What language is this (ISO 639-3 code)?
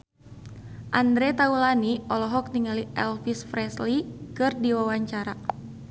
sun